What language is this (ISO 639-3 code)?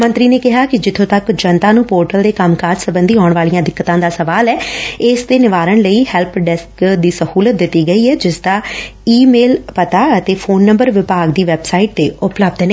pan